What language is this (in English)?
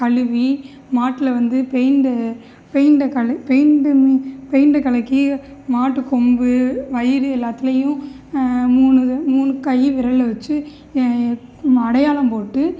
Tamil